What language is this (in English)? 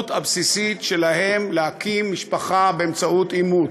Hebrew